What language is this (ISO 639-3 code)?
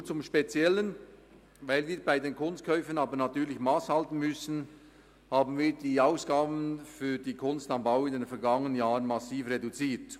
gsw